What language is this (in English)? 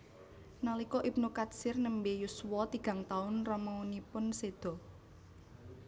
Javanese